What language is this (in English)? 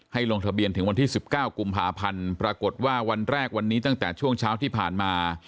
Thai